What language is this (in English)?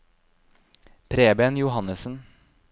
Norwegian